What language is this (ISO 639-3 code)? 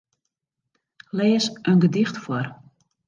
fry